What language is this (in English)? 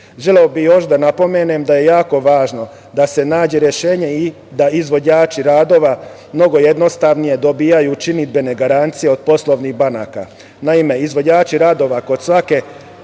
Serbian